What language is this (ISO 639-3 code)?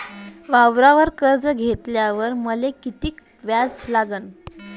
mar